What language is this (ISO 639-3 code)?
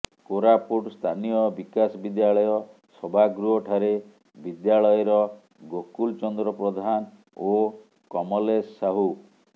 ori